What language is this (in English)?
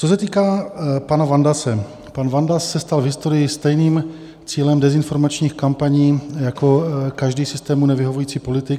Czech